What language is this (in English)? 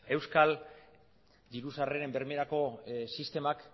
Basque